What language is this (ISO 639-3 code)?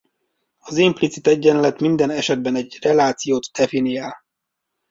hun